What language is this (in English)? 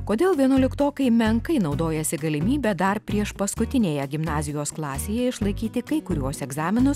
Lithuanian